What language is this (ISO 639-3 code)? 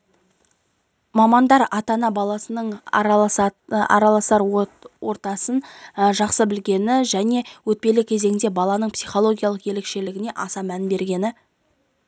kaz